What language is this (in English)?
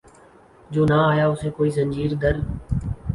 Urdu